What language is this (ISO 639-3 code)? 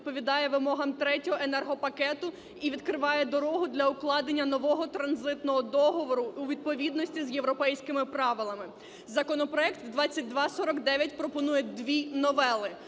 ukr